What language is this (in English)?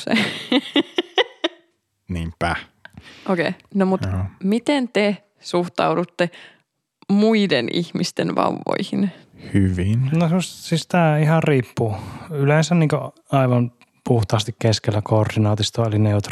Finnish